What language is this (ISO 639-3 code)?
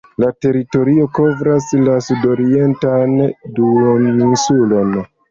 epo